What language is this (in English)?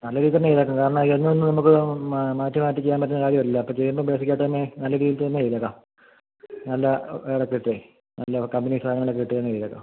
Malayalam